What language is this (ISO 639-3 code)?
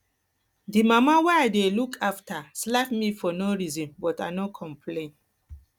pcm